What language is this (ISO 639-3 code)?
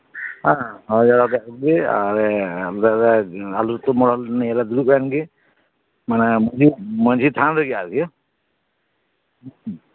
sat